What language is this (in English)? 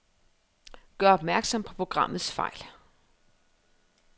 Danish